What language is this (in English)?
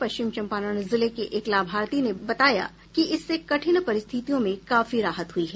Hindi